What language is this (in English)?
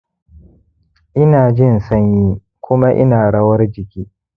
Hausa